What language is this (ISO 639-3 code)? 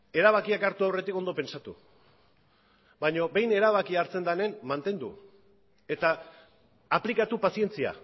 eus